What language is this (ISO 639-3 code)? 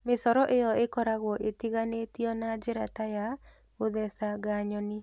kik